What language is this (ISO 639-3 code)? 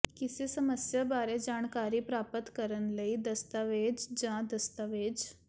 pan